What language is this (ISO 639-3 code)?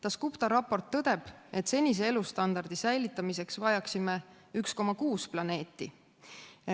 est